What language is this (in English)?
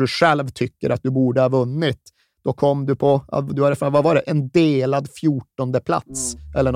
Swedish